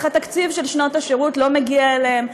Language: Hebrew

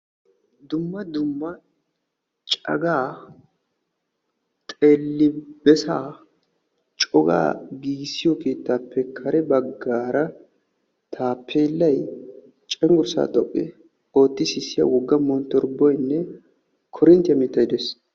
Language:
Wolaytta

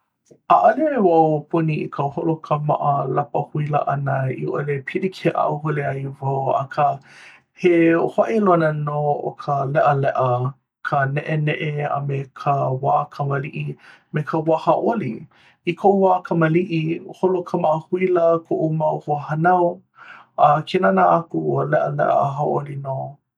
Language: Hawaiian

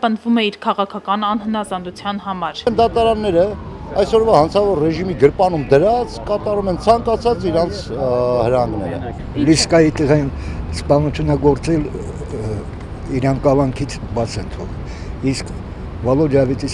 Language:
Turkish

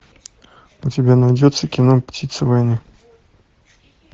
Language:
Russian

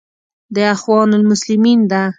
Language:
Pashto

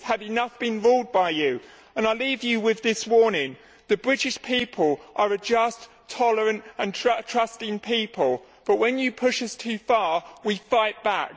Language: English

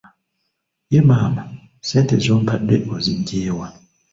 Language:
Ganda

